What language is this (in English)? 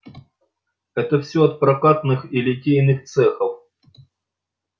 Russian